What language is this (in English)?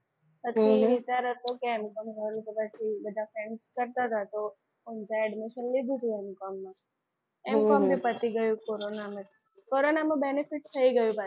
Gujarati